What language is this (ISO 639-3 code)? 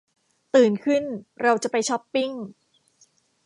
tha